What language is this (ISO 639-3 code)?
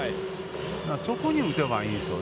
jpn